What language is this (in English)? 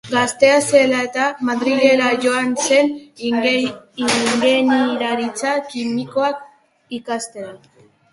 Basque